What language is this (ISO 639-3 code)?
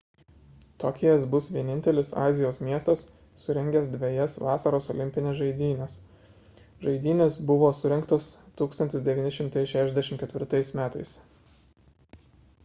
lit